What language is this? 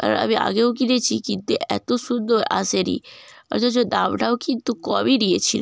Bangla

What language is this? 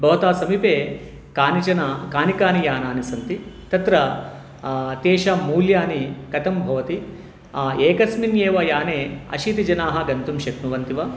Sanskrit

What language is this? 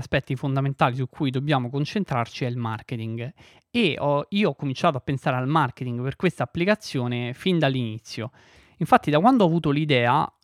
Italian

